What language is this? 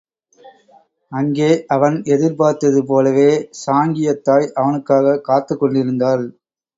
Tamil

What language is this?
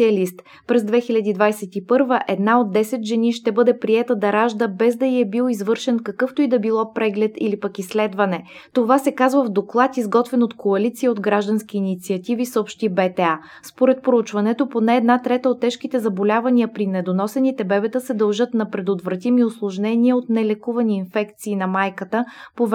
Bulgarian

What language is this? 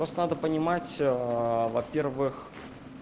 Russian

